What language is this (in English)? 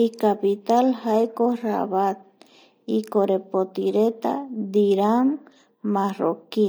Eastern Bolivian Guaraní